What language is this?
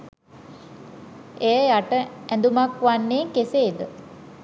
Sinhala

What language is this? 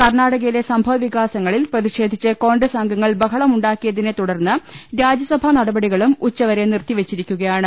Malayalam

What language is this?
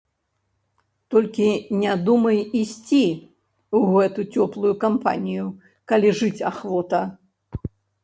Belarusian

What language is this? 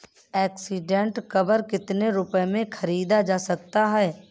Hindi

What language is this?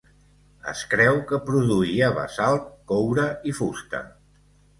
Catalan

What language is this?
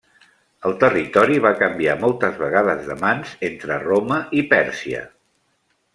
Catalan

